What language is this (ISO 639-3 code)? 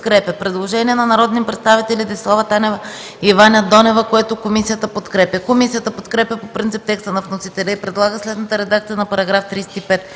bul